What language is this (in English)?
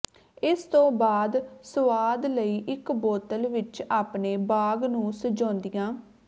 Punjabi